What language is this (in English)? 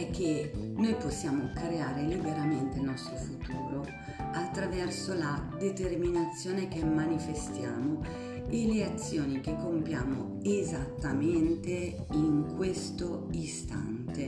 Italian